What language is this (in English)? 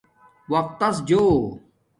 Domaaki